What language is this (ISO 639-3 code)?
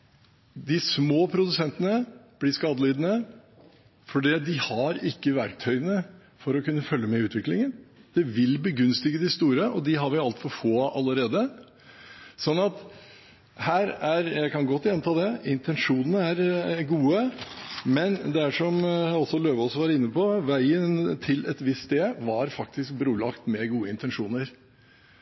nob